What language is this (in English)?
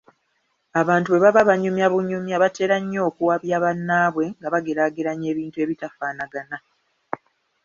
Ganda